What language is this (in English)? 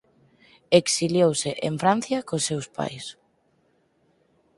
Galician